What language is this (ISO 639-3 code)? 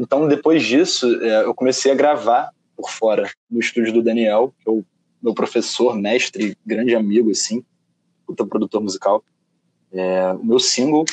por